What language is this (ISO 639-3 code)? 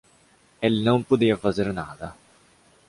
por